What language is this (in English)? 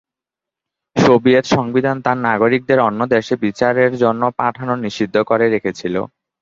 Bangla